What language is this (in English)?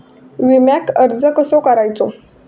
Marathi